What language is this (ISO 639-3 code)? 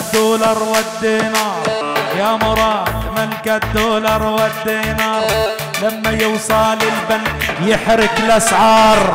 ara